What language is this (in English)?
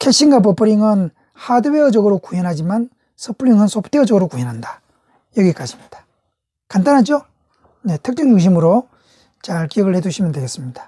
Korean